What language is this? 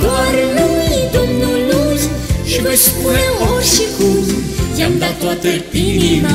Romanian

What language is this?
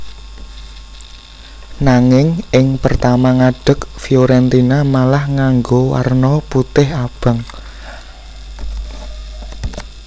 Javanese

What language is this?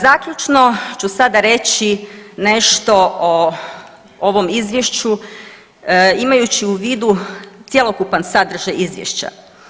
Croatian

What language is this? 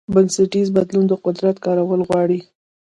Pashto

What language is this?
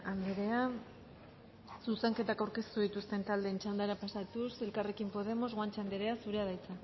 Basque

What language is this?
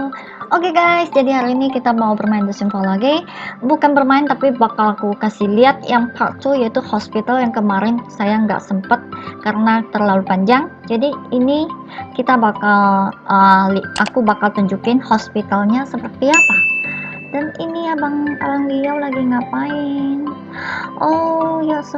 Indonesian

